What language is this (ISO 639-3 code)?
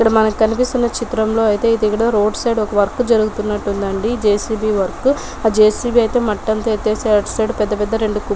tel